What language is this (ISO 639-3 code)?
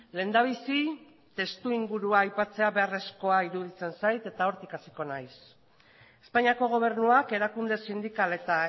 eus